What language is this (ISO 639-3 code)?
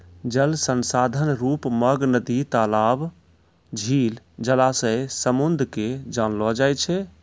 mai